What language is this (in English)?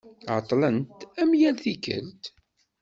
Kabyle